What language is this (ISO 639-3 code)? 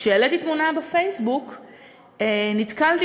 heb